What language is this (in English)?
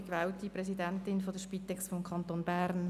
Swiss German